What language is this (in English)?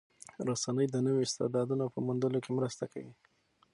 Pashto